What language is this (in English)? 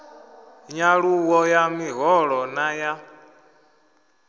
Venda